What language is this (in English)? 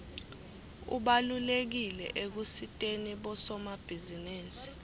Swati